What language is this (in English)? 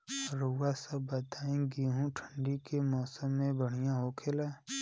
Bhojpuri